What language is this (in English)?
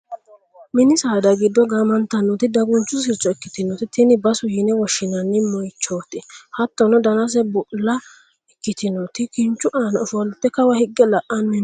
Sidamo